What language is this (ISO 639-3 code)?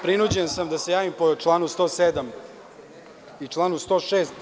srp